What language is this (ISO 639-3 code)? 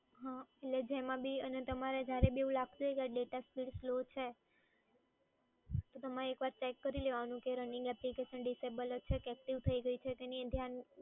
guj